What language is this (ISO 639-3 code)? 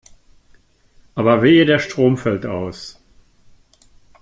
deu